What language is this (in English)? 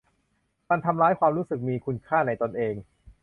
Thai